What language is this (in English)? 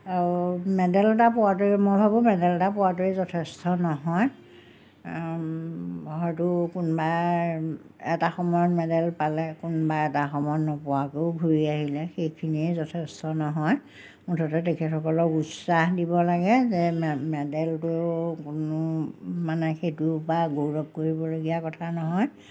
Assamese